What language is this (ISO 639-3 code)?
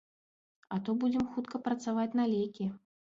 bel